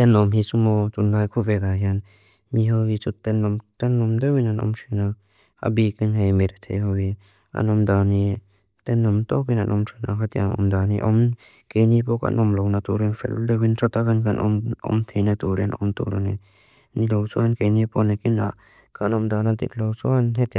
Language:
Mizo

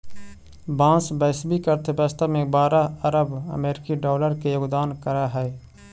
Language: Magahi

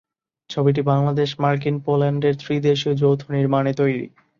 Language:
Bangla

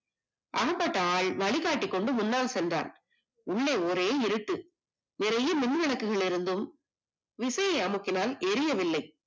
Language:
Tamil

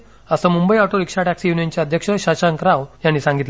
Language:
Marathi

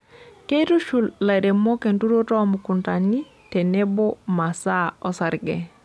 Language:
Masai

